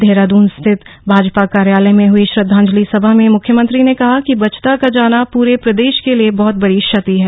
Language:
Hindi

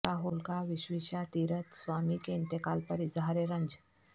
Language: Urdu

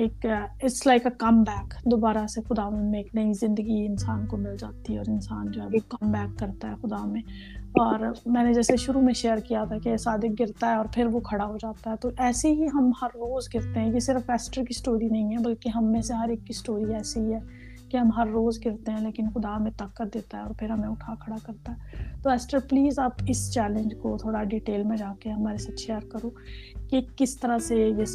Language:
Urdu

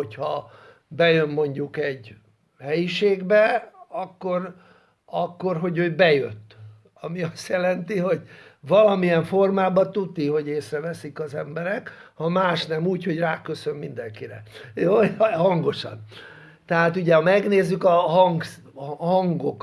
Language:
Hungarian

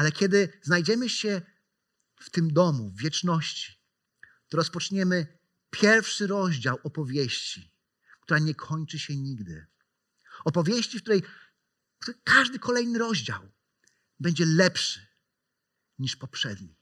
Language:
Polish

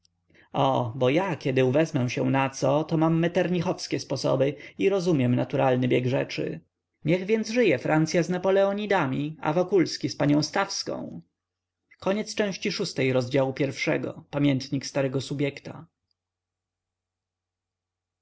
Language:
Polish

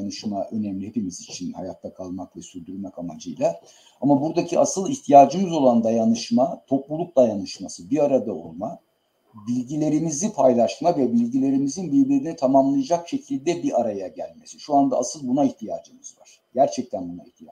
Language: Turkish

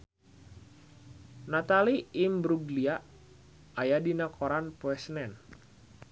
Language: Sundanese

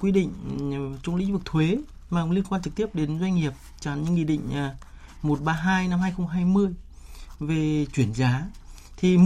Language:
Vietnamese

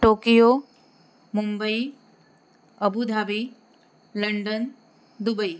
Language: Marathi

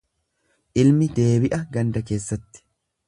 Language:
Oromo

